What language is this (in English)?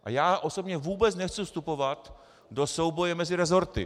Czech